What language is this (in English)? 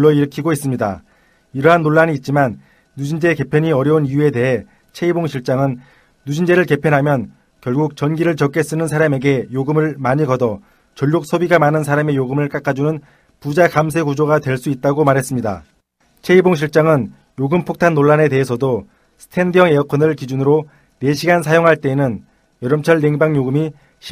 Korean